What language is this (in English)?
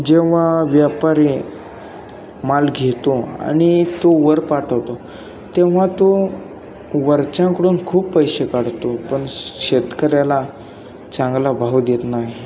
Marathi